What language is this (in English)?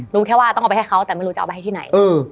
Thai